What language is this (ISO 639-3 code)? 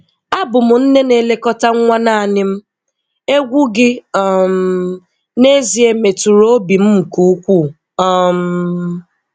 ibo